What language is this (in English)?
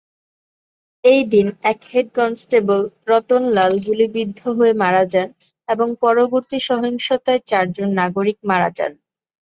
Bangla